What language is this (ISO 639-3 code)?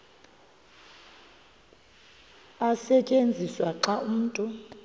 xho